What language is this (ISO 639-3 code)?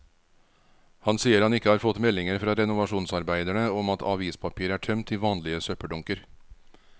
nor